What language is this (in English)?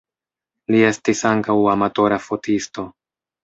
Esperanto